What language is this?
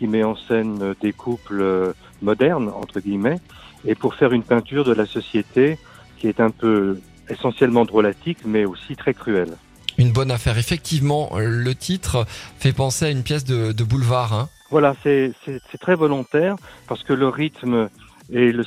French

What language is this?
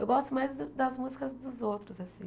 Portuguese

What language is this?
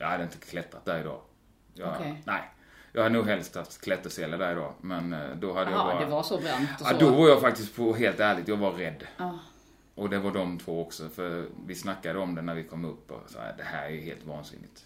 Swedish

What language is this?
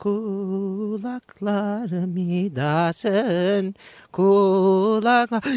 Turkish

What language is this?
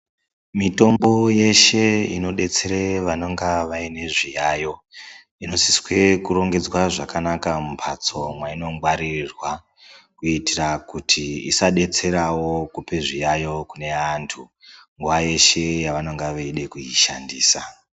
Ndau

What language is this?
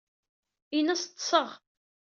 Kabyle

